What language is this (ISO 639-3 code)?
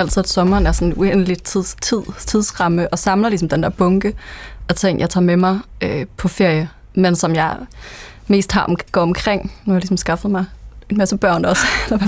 dan